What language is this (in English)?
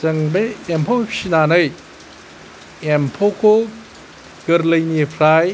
Bodo